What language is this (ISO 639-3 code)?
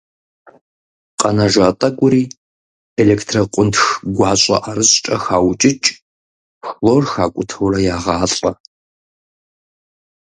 kbd